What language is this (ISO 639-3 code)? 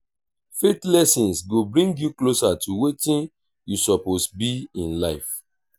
pcm